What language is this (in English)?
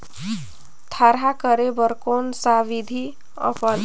Chhattisgarhi